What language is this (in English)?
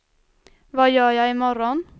Swedish